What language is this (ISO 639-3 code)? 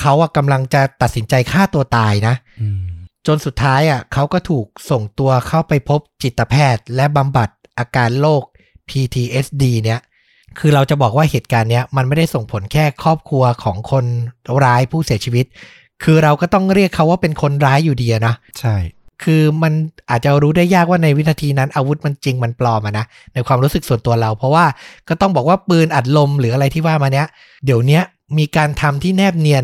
tha